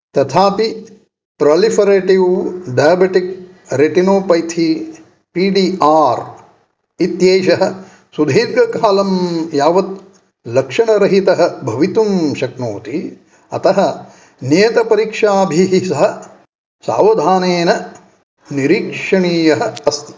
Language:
Sanskrit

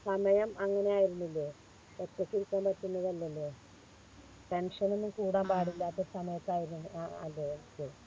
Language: Malayalam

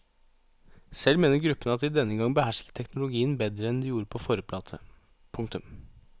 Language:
Norwegian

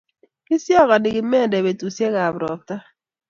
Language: Kalenjin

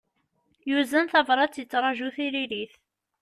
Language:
Kabyle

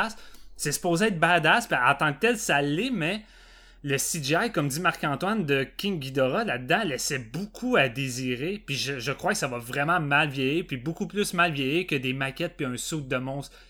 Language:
French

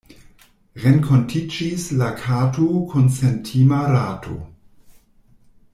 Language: Esperanto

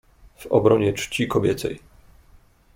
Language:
Polish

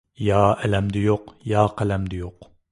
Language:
Uyghur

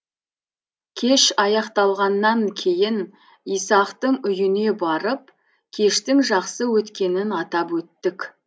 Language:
Kazakh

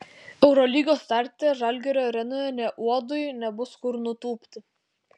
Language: Lithuanian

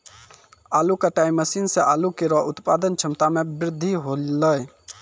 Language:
Maithili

